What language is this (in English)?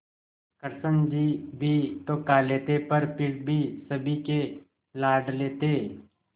Hindi